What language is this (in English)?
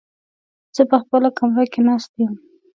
Pashto